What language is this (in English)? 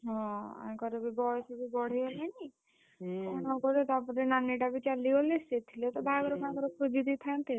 Odia